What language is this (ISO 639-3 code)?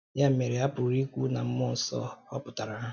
ibo